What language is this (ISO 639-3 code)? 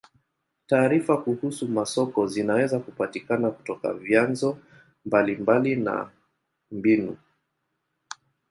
swa